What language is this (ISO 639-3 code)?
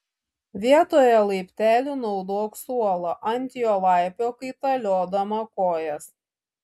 lit